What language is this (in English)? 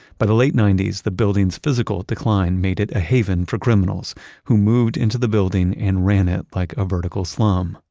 English